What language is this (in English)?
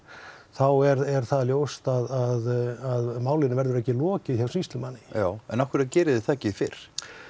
Icelandic